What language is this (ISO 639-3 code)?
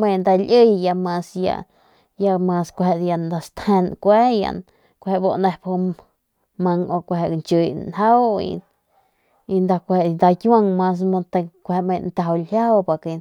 pmq